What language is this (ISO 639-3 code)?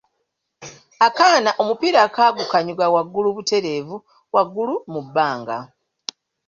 lug